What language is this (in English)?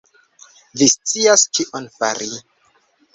Esperanto